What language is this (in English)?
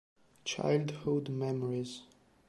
Italian